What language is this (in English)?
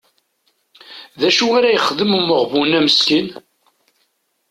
Kabyle